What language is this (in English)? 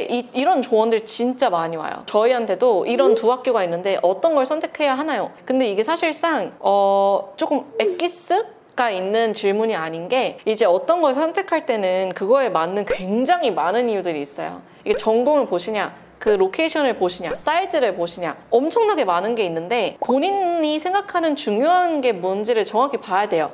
Korean